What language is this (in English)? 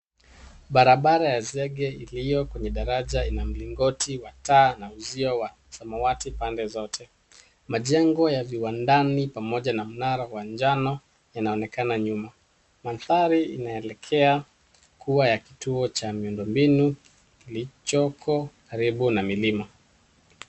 Swahili